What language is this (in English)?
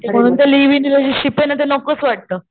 Marathi